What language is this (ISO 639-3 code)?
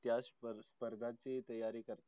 mar